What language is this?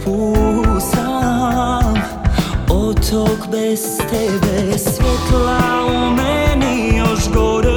Croatian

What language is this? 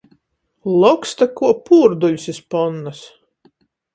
Latgalian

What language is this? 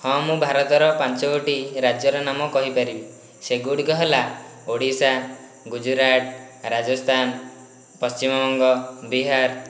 Odia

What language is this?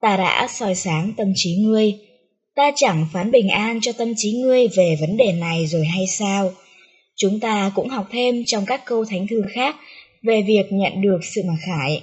Vietnamese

